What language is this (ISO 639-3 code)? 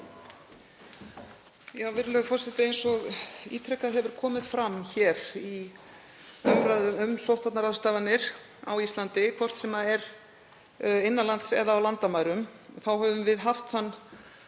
isl